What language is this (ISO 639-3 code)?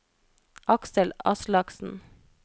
nor